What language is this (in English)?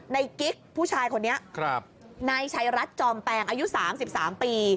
Thai